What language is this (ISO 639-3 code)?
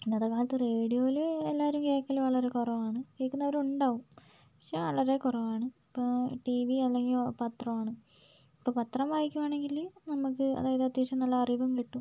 mal